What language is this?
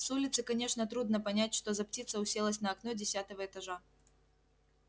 Russian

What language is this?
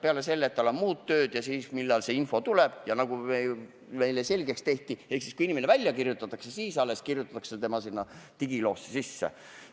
Estonian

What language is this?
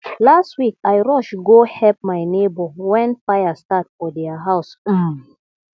Nigerian Pidgin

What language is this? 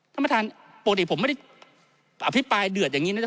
Thai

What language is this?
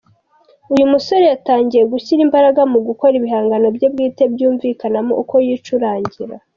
Kinyarwanda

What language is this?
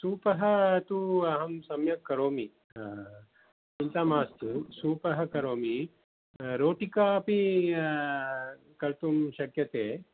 Sanskrit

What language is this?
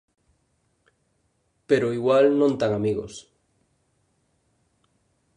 Galician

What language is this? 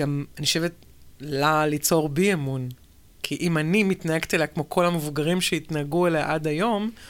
Hebrew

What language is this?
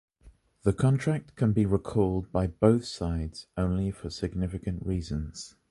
English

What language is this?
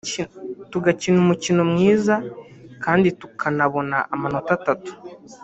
Kinyarwanda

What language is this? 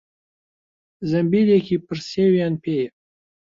Central Kurdish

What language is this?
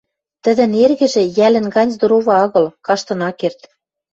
Western Mari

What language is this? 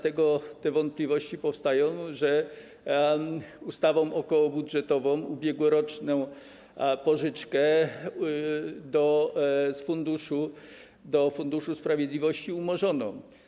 Polish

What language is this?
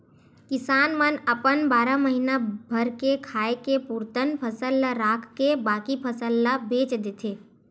Chhattisgarhi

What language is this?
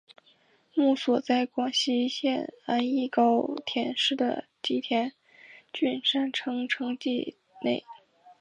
Chinese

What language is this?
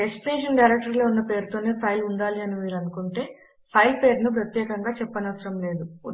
Telugu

